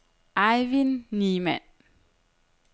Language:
Danish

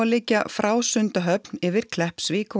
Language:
Icelandic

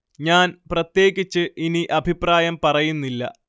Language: Malayalam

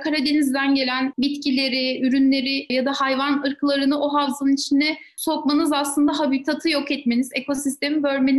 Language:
Turkish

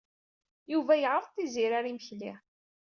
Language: Kabyle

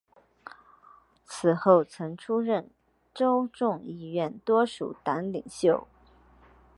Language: Chinese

